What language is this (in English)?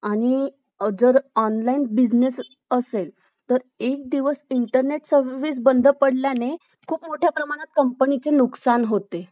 Marathi